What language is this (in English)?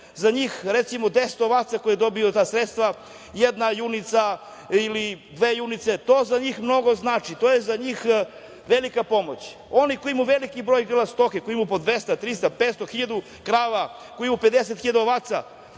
Serbian